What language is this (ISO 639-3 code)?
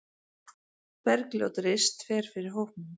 isl